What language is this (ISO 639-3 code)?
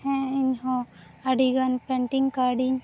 sat